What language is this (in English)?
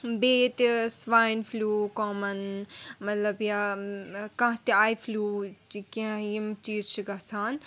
Kashmiri